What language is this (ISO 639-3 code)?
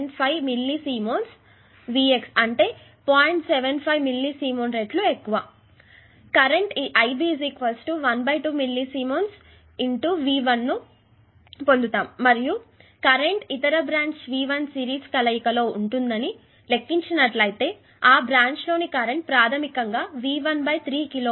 tel